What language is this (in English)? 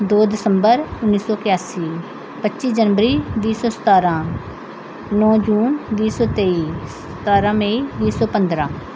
Punjabi